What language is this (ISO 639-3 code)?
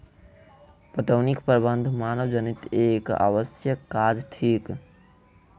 mai